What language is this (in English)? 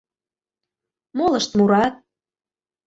Mari